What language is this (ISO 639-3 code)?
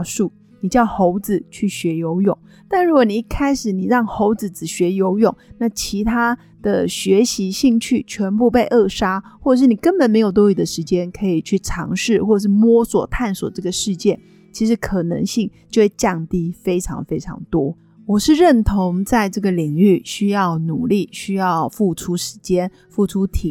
zho